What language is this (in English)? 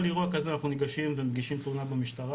Hebrew